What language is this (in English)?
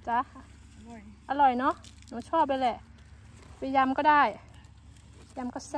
Thai